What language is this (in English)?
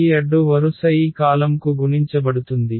Telugu